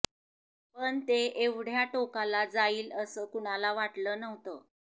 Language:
Marathi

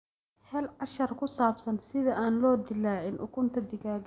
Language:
Somali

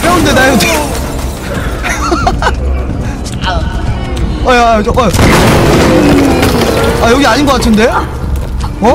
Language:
Korean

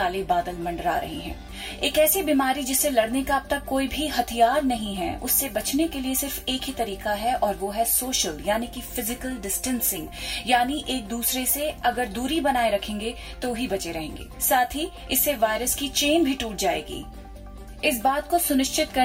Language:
Hindi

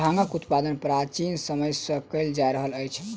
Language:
Maithili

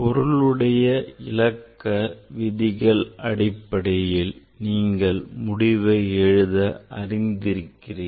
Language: Tamil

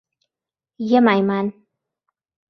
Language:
Uzbek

